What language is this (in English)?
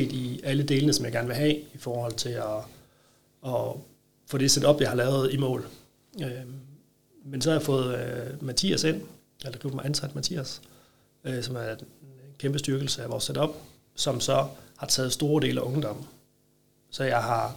Danish